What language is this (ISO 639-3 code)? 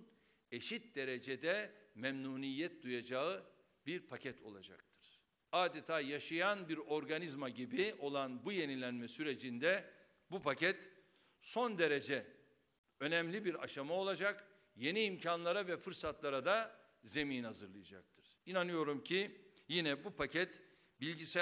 tur